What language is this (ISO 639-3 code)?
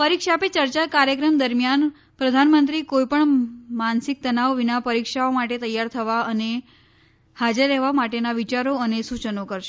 guj